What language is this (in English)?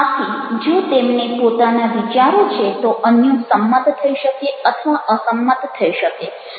Gujarati